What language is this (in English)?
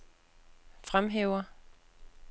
Danish